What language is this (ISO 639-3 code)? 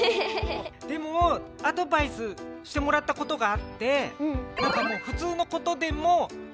jpn